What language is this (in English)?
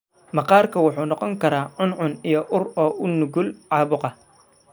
Somali